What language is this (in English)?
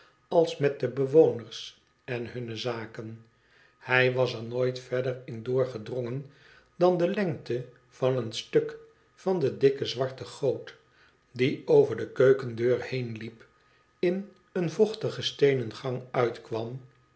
Dutch